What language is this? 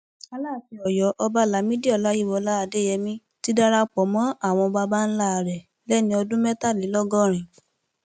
Yoruba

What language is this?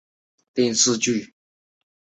Chinese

